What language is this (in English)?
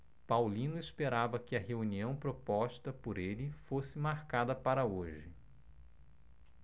Portuguese